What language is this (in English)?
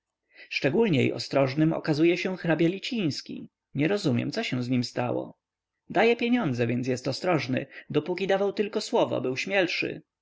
Polish